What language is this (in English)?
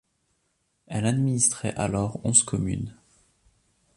French